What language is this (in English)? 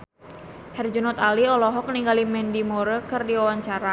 Sundanese